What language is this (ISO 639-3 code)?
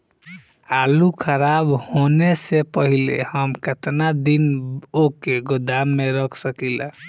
bho